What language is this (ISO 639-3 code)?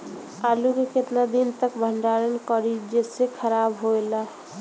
bho